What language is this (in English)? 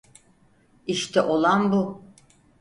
Turkish